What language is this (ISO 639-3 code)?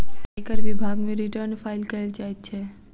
mai